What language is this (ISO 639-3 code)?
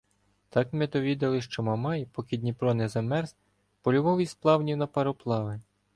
ukr